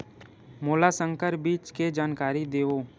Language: Chhattisgarhi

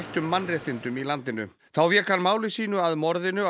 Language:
Icelandic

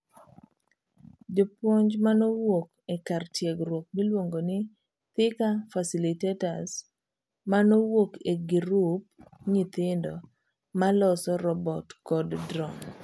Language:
Luo (Kenya and Tanzania)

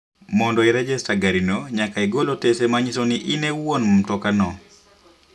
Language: Luo (Kenya and Tanzania)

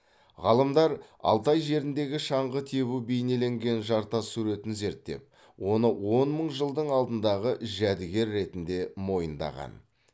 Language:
Kazakh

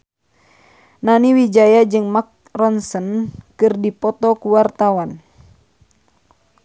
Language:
Sundanese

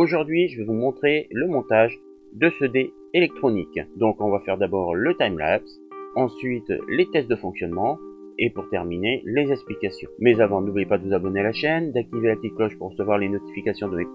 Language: French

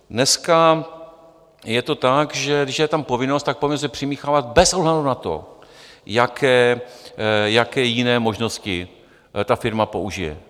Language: Czech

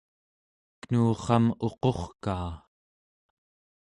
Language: Central Yupik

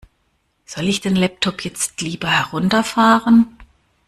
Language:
German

